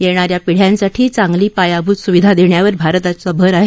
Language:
Marathi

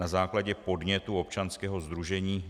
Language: Czech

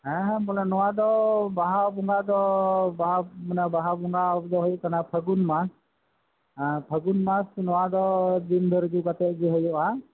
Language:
Santali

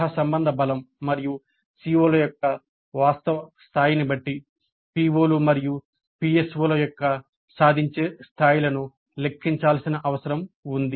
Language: Telugu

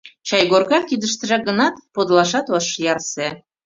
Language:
Mari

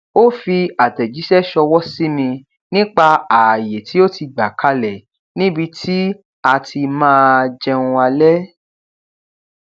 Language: Yoruba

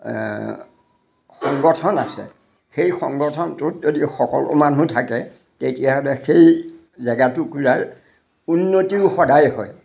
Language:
Assamese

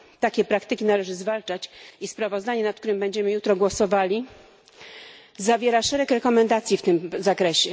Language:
Polish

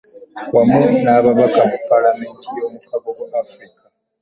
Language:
Ganda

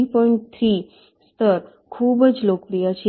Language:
Gujarati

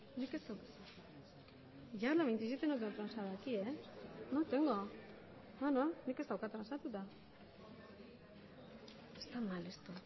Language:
Basque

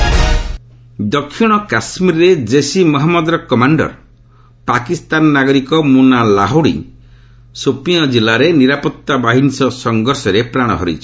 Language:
Odia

